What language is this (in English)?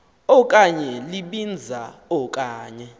Xhosa